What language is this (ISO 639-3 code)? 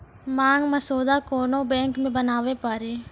mai